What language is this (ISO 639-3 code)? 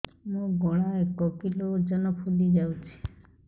ori